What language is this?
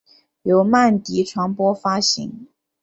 Chinese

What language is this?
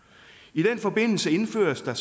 Danish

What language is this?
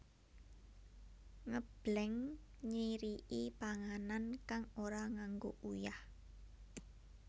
Javanese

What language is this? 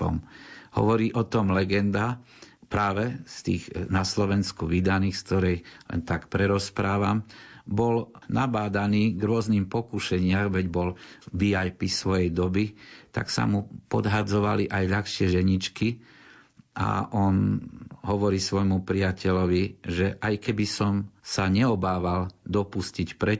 Slovak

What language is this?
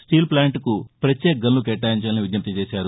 Telugu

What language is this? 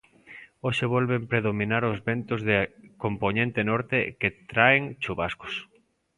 Galician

